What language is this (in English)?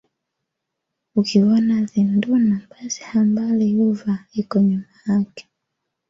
Swahili